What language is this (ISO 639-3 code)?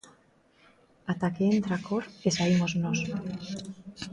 glg